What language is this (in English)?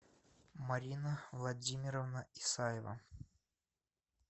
Russian